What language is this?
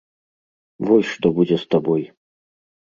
Belarusian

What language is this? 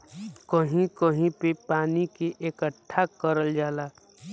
Bhojpuri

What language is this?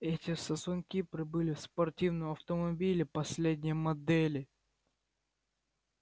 Russian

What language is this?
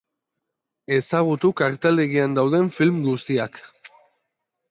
Basque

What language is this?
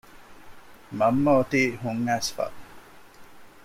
Divehi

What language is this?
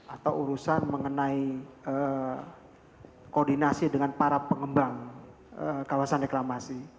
Indonesian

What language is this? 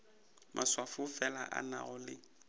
Northern Sotho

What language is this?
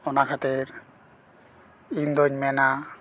Santali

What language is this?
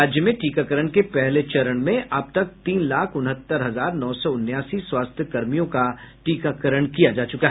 Hindi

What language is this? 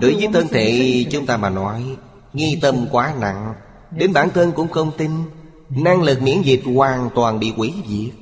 Vietnamese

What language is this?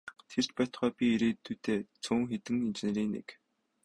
Mongolian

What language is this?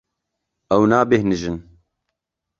Kurdish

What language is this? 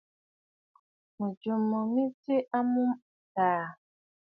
Bafut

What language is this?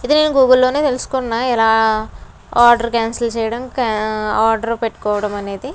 Telugu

